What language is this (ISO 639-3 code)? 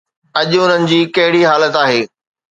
snd